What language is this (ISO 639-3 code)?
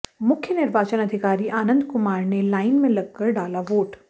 hin